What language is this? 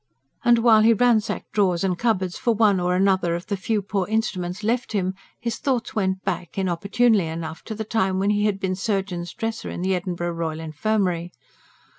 English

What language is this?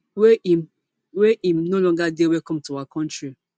Nigerian Pidgin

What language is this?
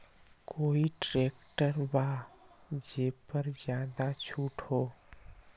Magahi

